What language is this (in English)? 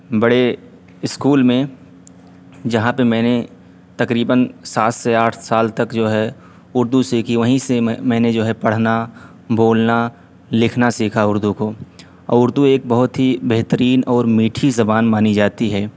Urdu